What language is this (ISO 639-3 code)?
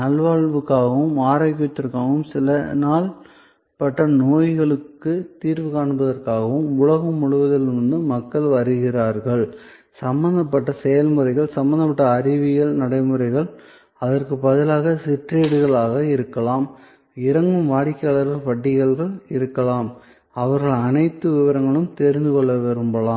tam